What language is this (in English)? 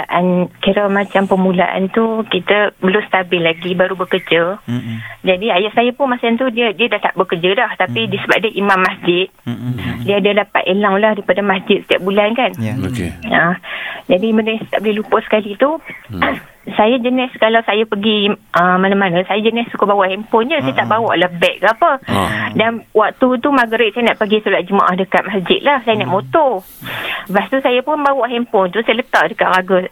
Malay